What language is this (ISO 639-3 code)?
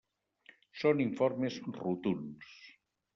cat